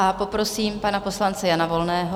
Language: Czech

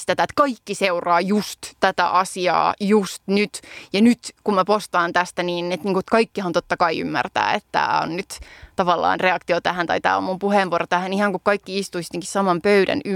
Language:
Finnish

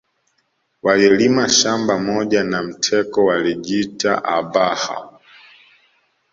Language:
Swahili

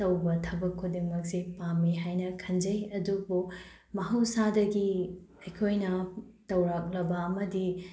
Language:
Manipuri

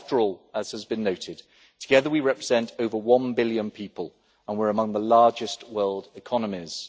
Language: English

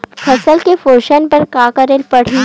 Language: Chhattisgarhi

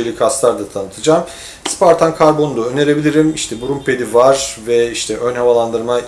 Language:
Turkish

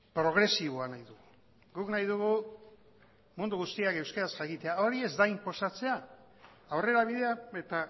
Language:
Basque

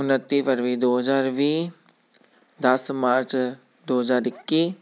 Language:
Punjabi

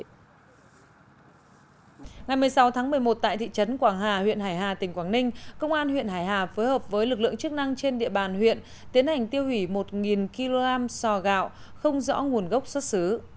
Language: Vietnamese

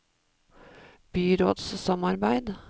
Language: Norwegian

